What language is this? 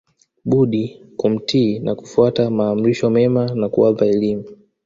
Swahili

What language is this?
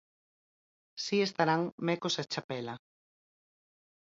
Galician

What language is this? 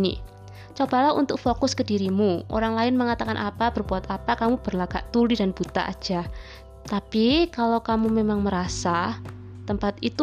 Indonesian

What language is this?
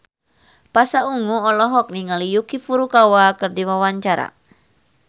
Sundanese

